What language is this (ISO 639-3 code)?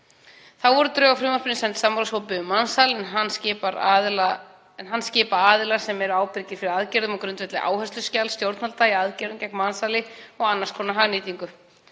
isl